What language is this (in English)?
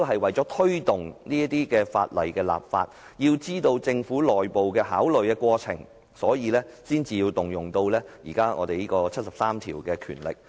Cantonese